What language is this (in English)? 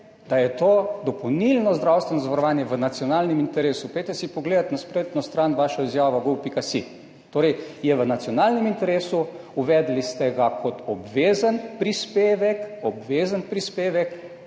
Slovenian